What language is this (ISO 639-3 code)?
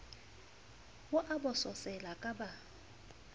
sot